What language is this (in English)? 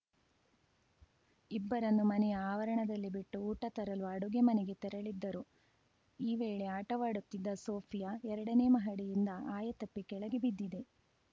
Kannada